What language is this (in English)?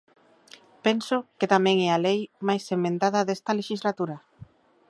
Galician